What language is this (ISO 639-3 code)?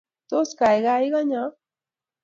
kln